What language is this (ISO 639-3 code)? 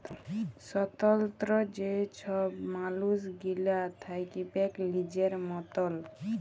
ben